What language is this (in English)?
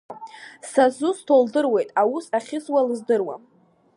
Abkhazian